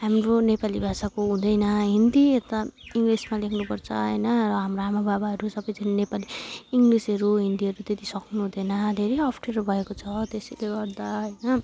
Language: Nepali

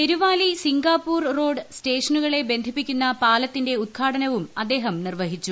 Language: Malayalam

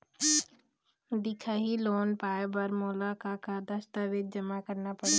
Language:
Chhattisgarhi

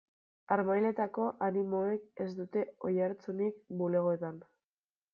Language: Basque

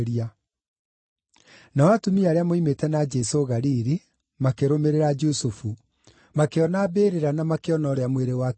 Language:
Kikuyu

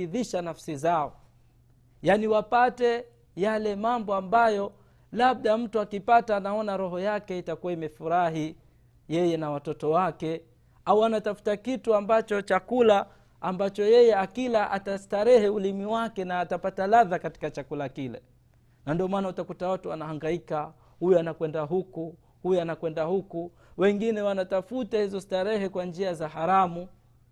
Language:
Swahili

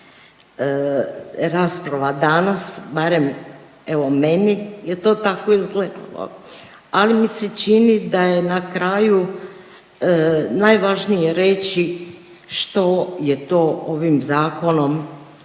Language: Croatian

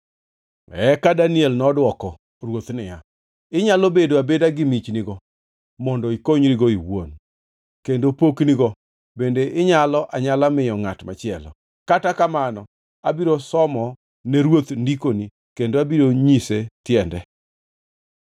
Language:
Luo (Kenya and Tanzania)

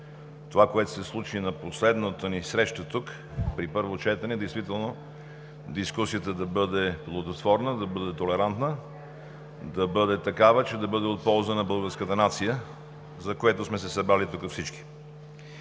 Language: Bulgarian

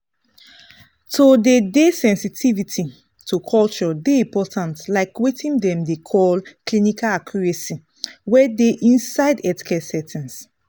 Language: Nigerian Pidgin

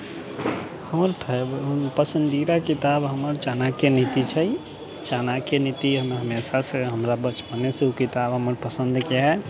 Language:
Maithili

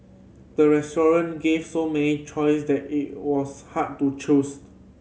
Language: English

